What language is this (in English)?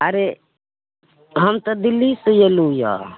Maithili